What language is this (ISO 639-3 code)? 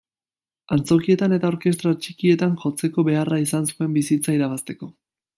eus